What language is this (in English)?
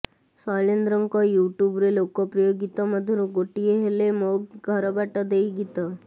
Odia